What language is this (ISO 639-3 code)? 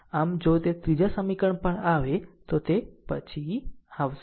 guj